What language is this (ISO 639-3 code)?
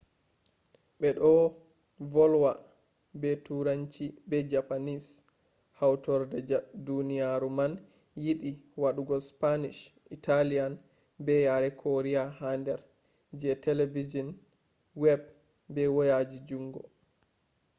ful